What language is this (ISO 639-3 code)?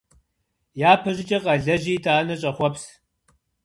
kbd